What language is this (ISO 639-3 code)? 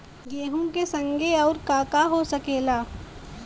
bho